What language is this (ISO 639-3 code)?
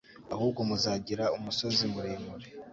kin